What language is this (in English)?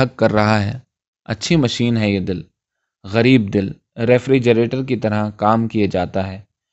Urdu